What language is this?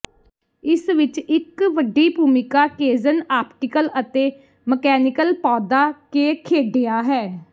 Punjabi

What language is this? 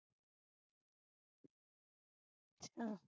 Punjabi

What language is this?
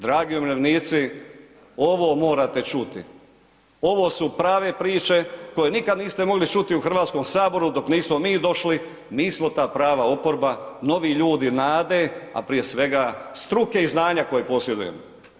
Croatian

